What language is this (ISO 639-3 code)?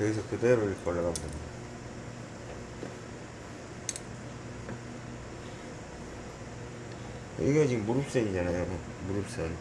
kor